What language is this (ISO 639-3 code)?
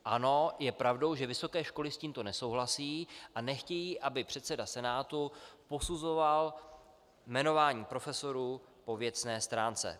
ces